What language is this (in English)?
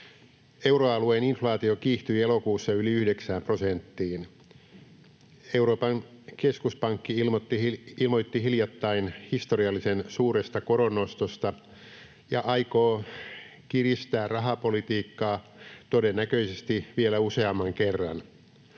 Finnish